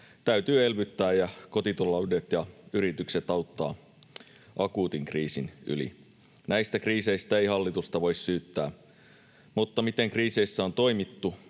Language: Finnish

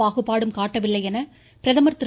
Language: Tamil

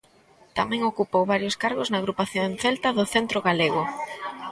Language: Galician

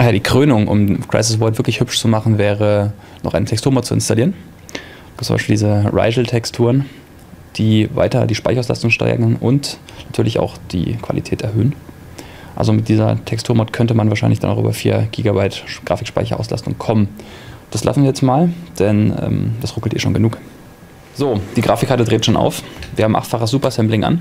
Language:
German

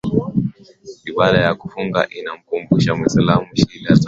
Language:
Swahili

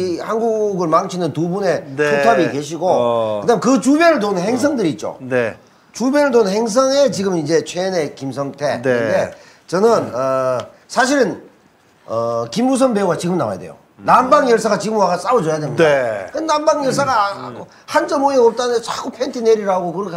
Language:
Korean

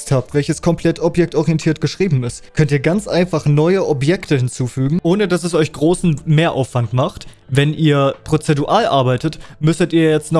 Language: German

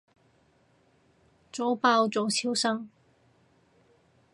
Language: Cantonese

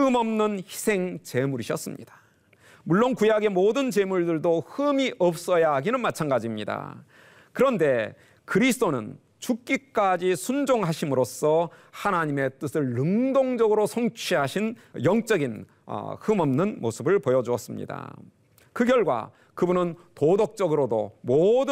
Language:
Korean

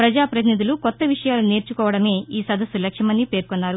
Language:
Telugu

